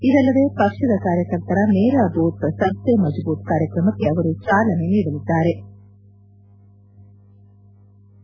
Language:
Kannada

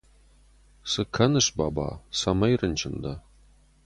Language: Ossetic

